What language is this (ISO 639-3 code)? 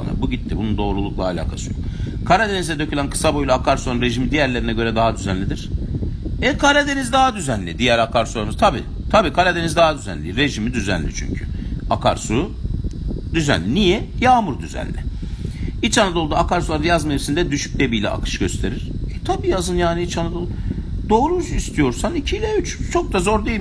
tur